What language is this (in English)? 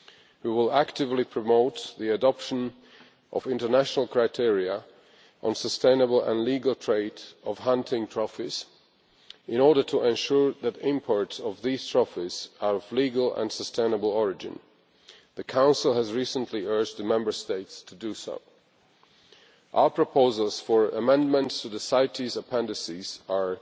English